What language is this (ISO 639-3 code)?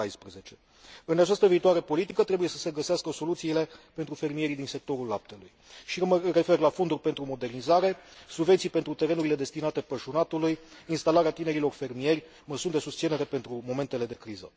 ron